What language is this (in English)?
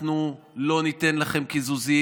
Hebrew